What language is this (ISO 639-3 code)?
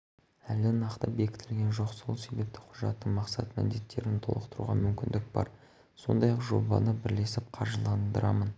kaz